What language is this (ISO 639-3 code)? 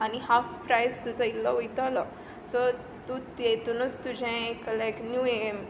kok